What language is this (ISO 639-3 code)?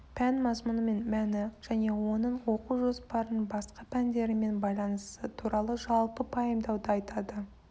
kaz